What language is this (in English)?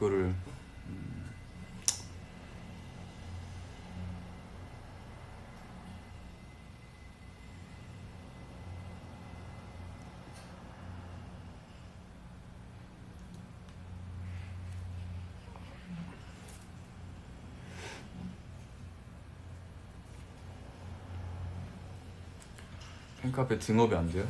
Korean